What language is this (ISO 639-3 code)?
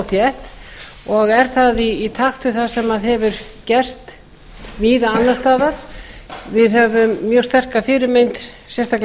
isl